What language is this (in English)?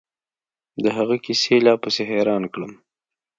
Pashto